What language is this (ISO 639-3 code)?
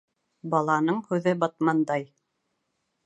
bak